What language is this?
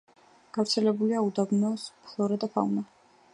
Georgian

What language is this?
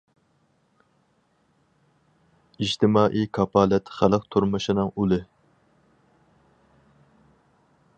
Uyghur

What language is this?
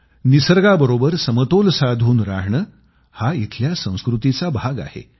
Marathi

